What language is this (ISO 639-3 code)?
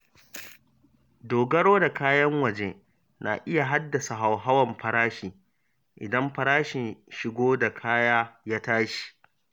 hau